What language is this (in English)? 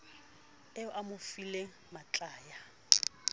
Southern Sotho